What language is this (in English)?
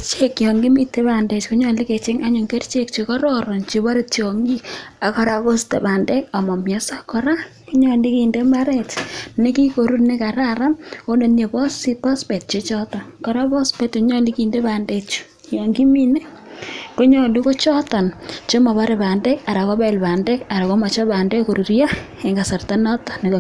Kalenjin